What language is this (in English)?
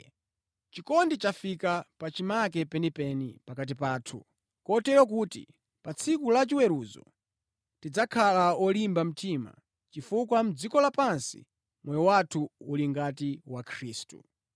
Nyanja